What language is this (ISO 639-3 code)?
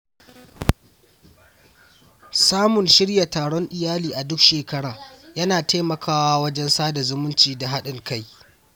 hau